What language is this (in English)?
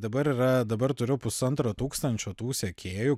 Lithuanian